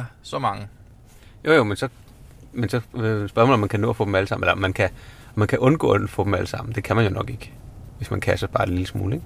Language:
Danish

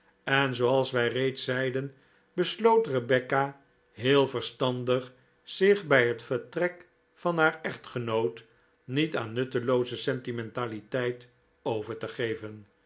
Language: Dutch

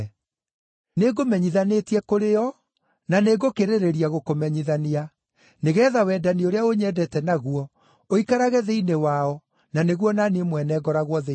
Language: Kikuyu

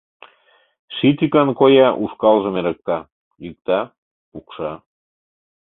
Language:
Mari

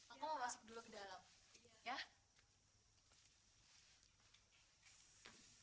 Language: Indonesian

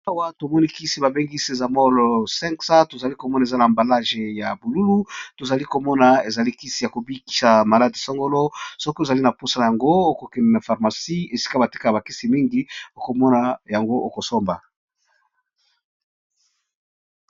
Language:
Lingala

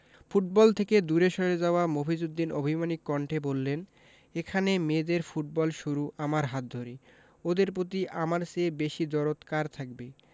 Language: Bangla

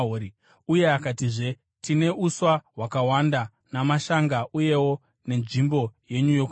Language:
Shona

